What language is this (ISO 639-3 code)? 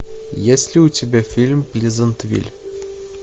rus